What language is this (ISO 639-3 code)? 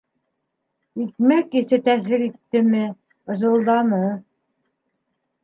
bak